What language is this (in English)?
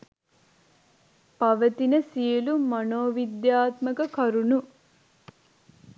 Sinhala